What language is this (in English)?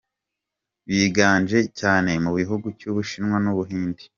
Kinyarwanda